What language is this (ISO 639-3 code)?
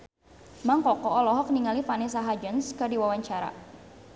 sun